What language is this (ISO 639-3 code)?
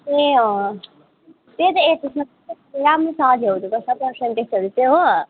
nep